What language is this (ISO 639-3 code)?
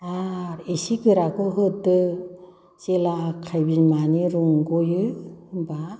brx